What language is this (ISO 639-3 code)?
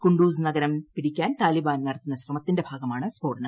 mal